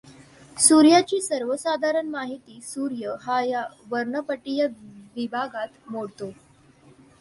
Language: Marathi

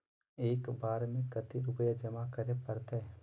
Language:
Magahi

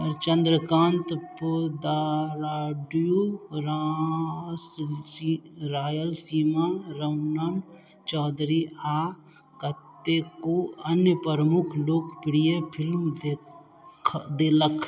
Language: Maithili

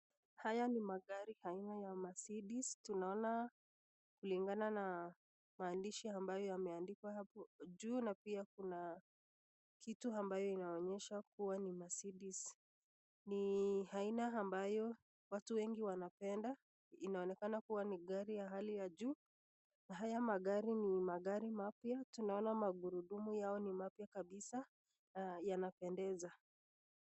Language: Swahili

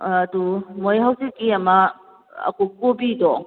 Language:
Manipuri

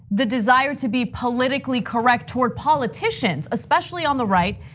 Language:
English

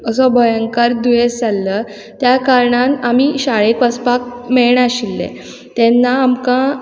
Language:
Konkani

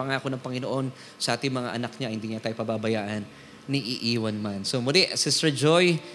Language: Filipino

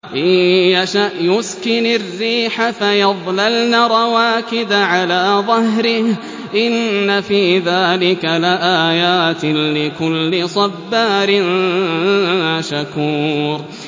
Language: Arabic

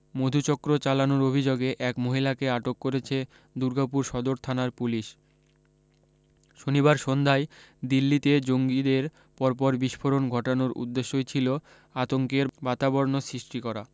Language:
Bangla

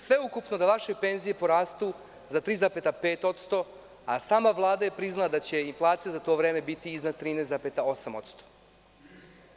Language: Serbian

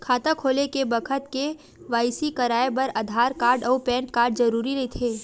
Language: Chhattisgarhi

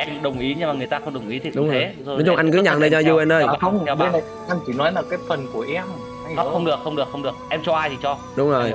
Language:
Vietnamese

